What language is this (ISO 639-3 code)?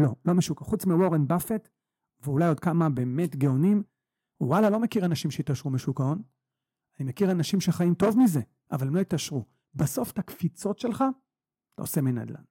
heb